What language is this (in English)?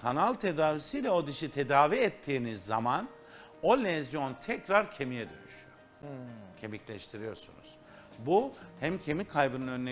Turkish